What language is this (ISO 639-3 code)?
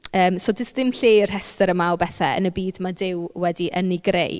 cym